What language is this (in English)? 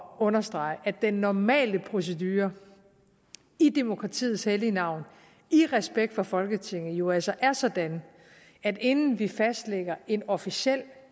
Danish